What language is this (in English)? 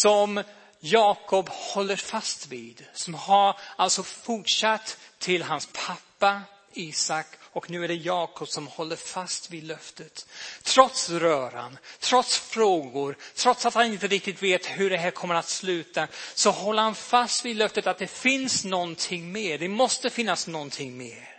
Swedish